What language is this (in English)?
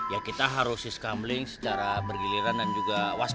Indonesian